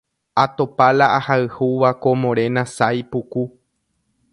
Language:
Guarani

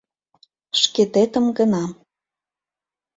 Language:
Mari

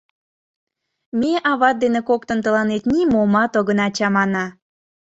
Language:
Mari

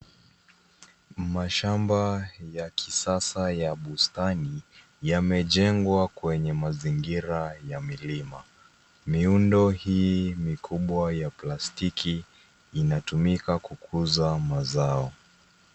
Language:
Swahili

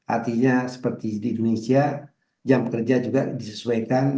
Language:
Indonesian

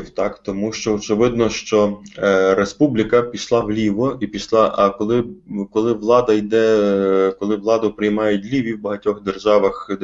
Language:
Ukrainian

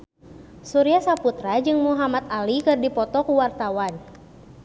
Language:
Sundanese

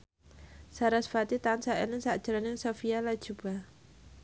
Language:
Javanese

